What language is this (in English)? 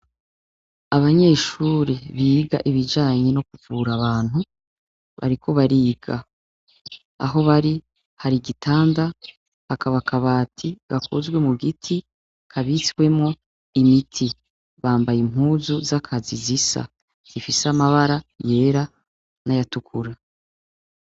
Rundi